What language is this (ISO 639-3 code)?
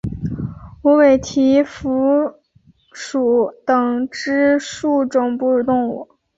zho